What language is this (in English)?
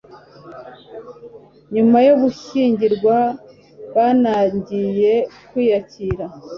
Kinyarwanda